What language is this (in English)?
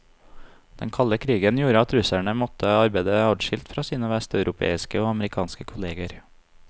Norwegian